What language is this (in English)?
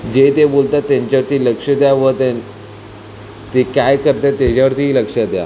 Marathi